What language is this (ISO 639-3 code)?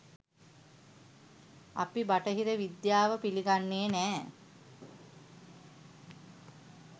sin